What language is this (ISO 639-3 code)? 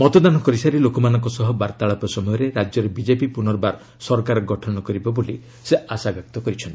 ori